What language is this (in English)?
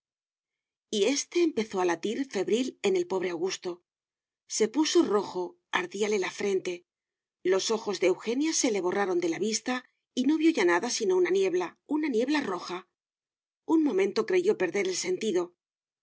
Spanish